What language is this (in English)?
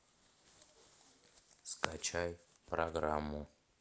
Russian